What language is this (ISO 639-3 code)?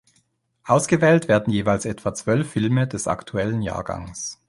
deu